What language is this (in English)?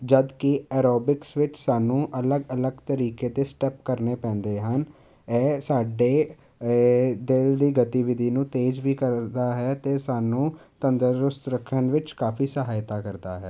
Punjabi